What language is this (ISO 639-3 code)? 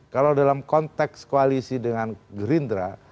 ind